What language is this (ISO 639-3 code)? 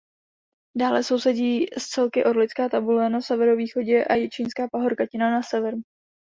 ces